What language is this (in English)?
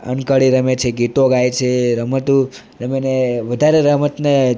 Gujarati